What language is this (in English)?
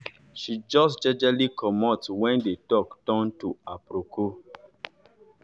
Nigerian Pidgin